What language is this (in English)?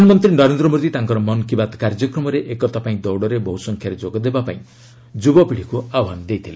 Odia